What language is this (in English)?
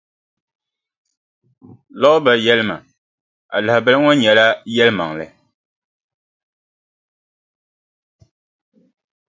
Dagbani